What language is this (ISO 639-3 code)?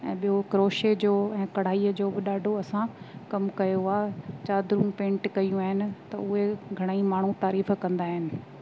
snd